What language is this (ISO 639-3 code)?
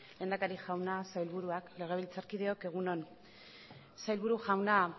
eus